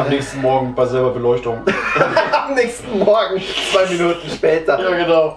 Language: German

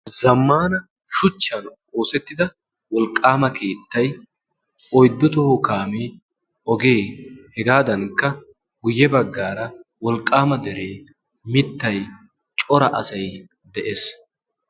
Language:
Wolaytta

